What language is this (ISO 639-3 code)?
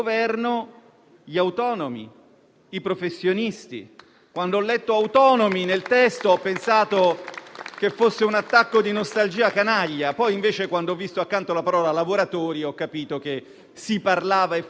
ita